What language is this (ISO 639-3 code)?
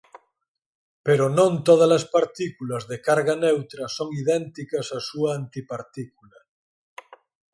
glg